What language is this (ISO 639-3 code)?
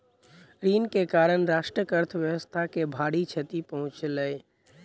mai